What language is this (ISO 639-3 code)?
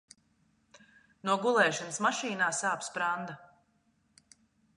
lav